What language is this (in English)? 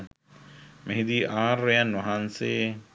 Sinhala